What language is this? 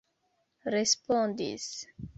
Esperanto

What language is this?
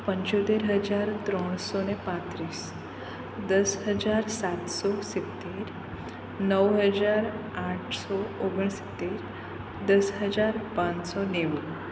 Gujarati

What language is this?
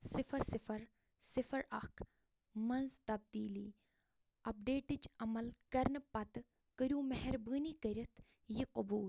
Kashmiri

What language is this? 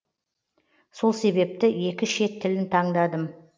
Kazakh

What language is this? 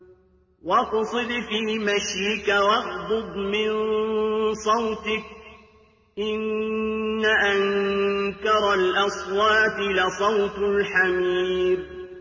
Arabic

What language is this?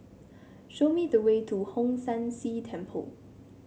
English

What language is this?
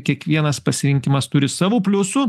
Lithuanian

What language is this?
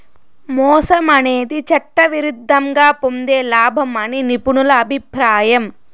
Telugu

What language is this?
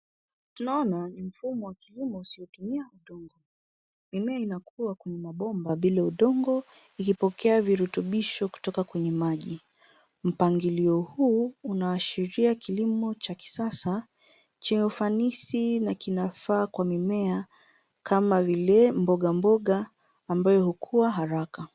Swahili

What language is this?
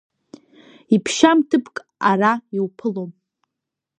Abkhazian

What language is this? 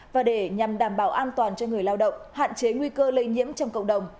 Vietnamese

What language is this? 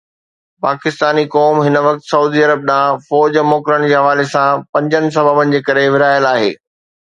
Sindhi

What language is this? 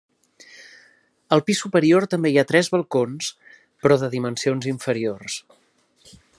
Catalan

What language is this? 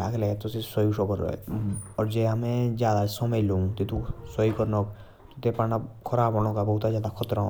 Jaunsari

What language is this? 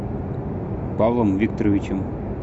Russian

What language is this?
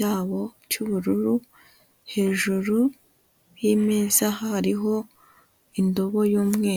Kinyarwanda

